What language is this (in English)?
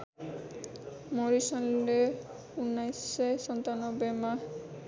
Nepali